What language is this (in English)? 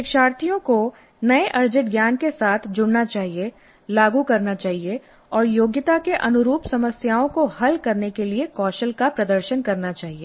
Hindi